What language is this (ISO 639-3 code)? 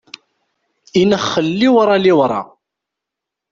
kab